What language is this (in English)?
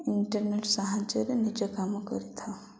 Odia